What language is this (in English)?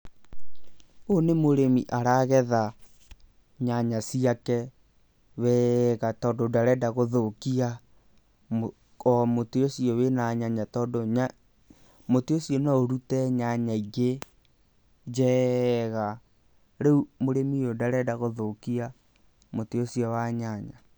Kikuyu